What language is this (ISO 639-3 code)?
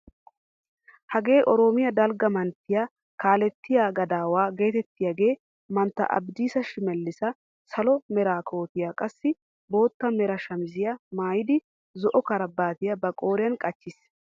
wal